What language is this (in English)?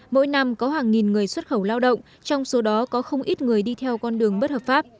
Vietnamese